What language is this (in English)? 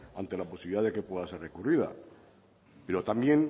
Spanish